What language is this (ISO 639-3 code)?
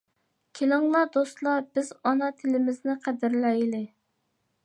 uig